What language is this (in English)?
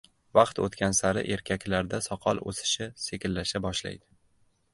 Uzbek